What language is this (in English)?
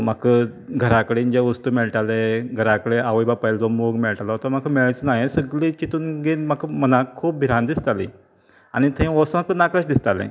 Konkani